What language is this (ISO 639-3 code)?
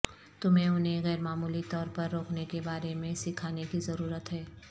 urd